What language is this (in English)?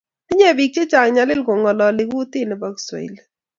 Kalenjin